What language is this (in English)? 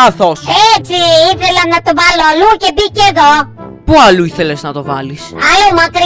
Greek